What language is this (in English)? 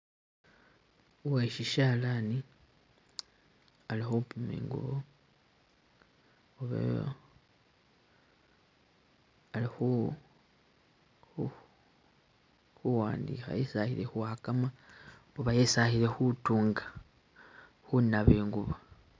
Masaaba